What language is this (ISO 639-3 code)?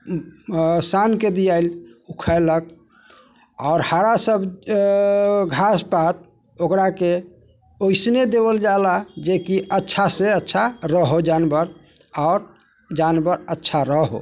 mai